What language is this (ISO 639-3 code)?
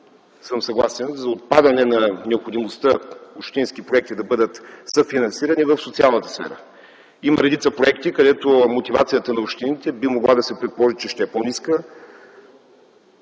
bul